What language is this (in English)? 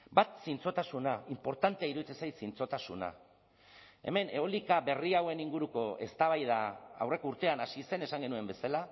Basque